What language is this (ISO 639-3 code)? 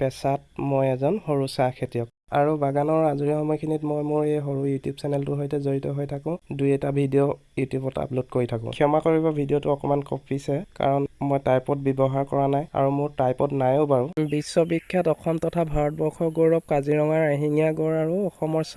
asm